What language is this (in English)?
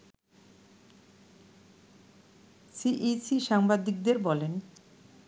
Bangla